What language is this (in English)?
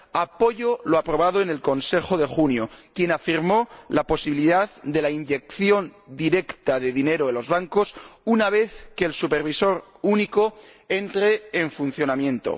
Spanish